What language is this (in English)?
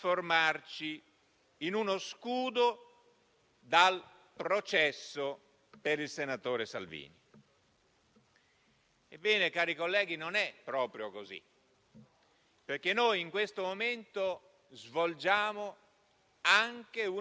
Italian